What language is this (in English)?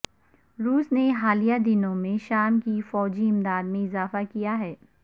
Urdu